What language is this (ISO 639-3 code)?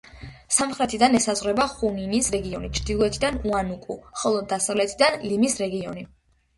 kat